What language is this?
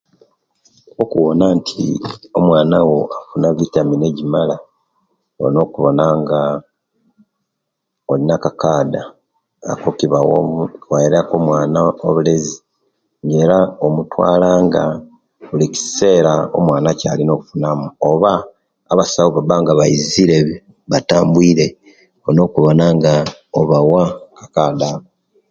Kenyi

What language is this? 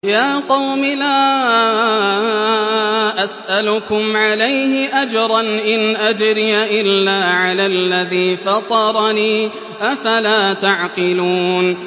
Arabic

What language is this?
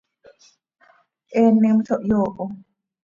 Seri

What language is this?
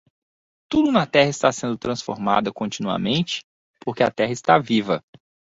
Portuguese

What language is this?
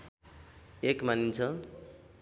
Nepali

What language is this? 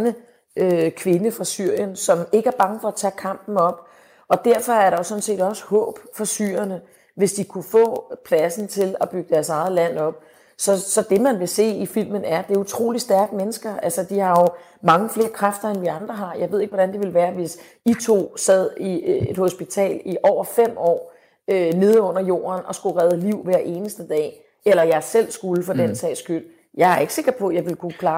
Danish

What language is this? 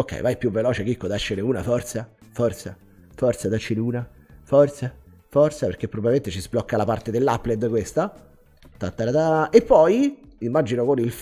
Italian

